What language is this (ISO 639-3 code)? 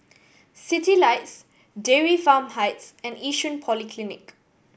eng